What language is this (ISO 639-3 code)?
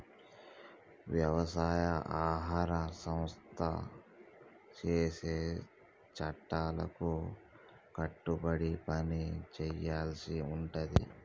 tel